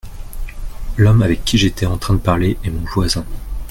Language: French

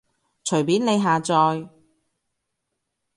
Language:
Cantonese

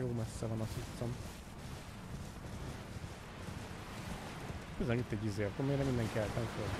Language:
Hungarian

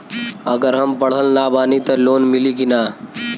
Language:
Bhojpuri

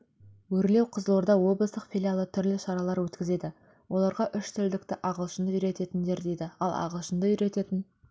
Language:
Kazakh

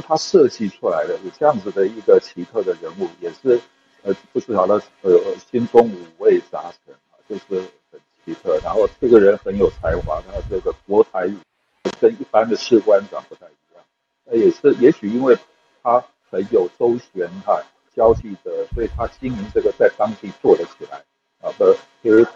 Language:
Chinese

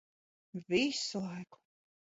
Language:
Latvian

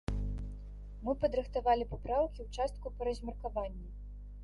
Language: Belarusian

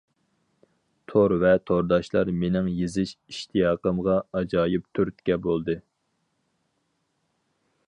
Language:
Uyghur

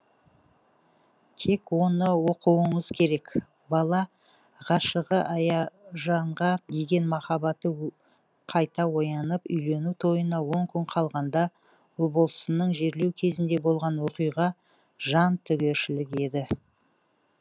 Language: Kazakh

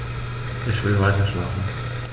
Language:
German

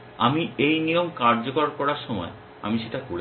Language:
Bangla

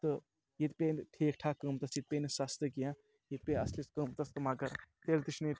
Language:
Kashmiri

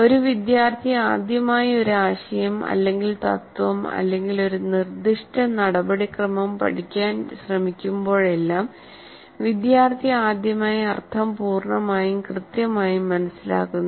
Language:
Malayalam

